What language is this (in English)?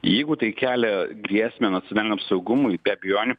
Lithuanian